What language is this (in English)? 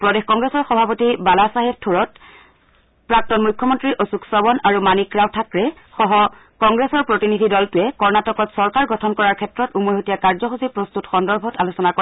Assamese